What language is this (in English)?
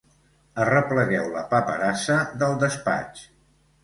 Catalan